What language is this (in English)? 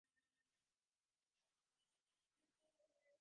Divehi